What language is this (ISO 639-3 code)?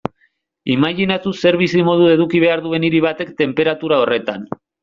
eus